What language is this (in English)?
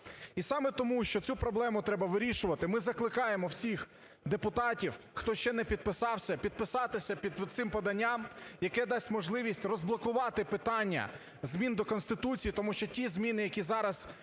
Ukrainian